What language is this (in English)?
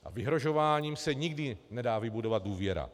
Czech